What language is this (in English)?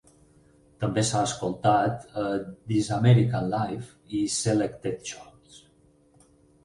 Catalan